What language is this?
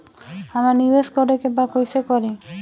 Bhojpuri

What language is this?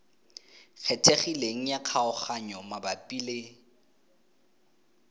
Tswana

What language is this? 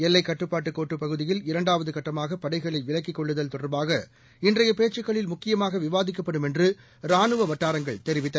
Tamil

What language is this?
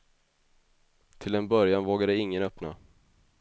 Swedish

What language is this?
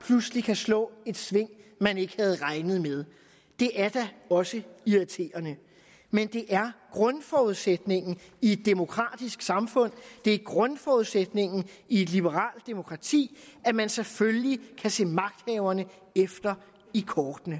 Danish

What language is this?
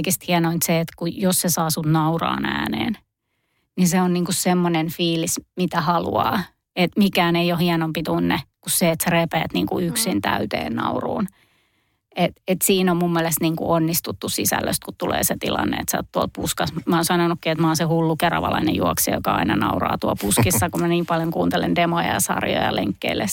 Finnish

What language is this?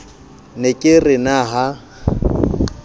Southern Sotho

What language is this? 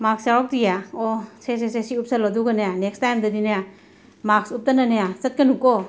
Manipuri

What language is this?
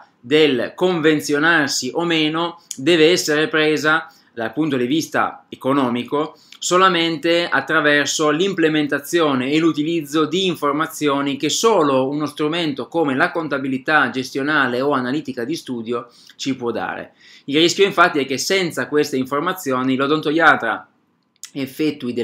Italian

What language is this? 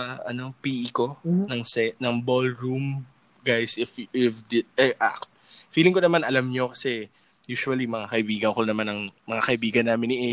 Filipino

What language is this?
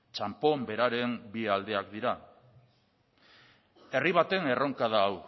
Basque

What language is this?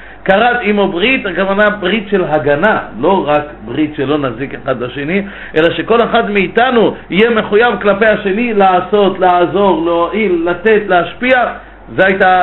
Hebrew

